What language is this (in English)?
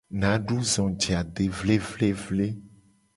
Gen